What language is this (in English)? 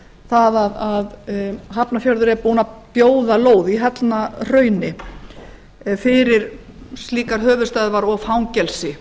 Icelandic